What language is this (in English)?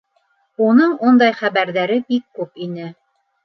Bashkir